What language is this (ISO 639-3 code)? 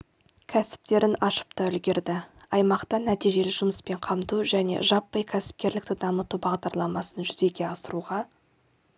kaz